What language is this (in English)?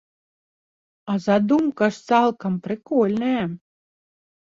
Belarusian